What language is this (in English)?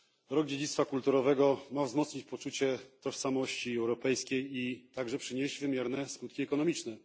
Polish